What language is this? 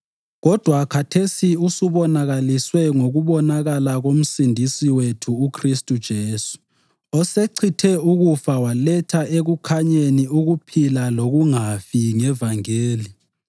North Ndebele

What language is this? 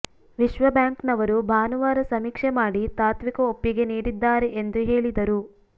Kannada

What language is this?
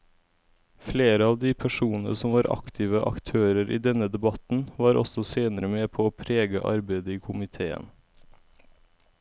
Norwegian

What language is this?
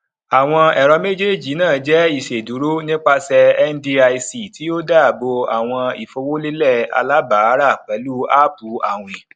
Yoruba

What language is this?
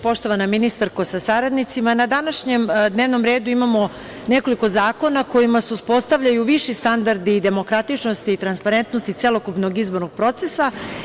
Serbian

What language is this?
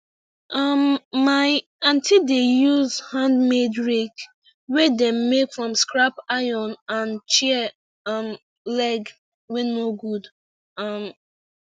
Nigerian Pidgin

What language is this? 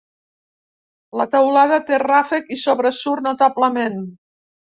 Catalan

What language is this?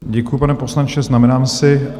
Czech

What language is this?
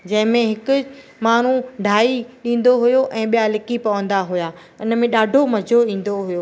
Sindhi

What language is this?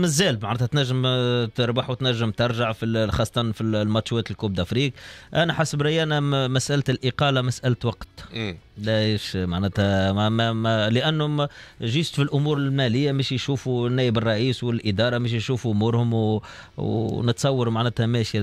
Arabic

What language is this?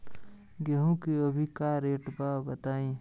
Bhojpuri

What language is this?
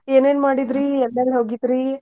Kannada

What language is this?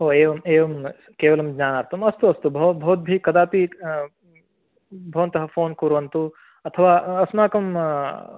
Sanskrit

